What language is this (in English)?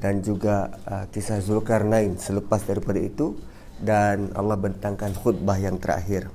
Malay